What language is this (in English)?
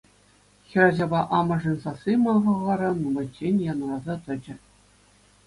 Chuvash